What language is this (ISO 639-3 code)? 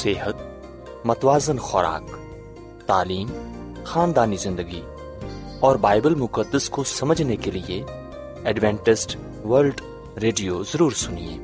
urd